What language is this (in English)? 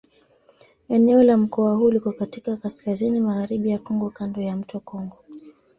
Swahili